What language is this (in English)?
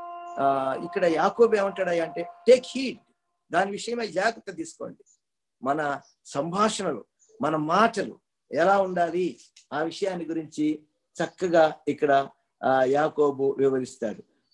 Telugu